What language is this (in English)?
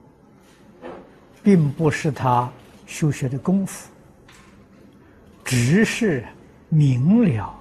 Chinese